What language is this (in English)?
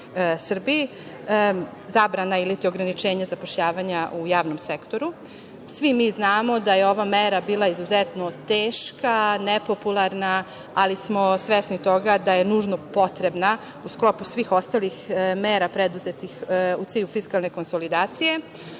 Serbian